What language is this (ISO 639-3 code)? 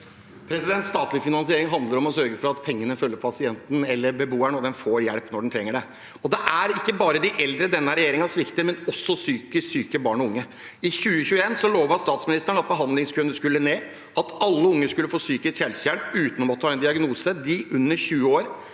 nor